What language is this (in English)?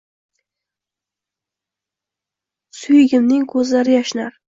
Uzbek